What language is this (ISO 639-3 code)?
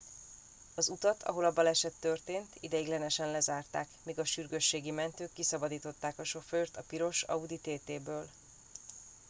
hun